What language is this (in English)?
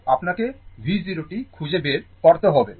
Bangla